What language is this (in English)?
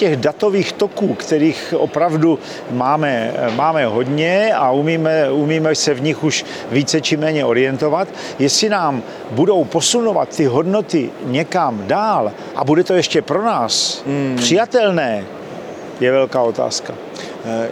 Czech